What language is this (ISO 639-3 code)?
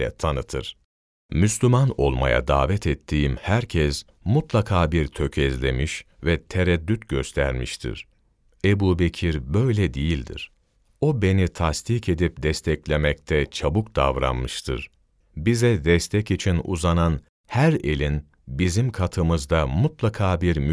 tur